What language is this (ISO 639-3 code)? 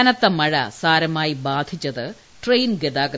mal